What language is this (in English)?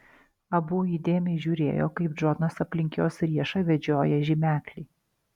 Lithuanian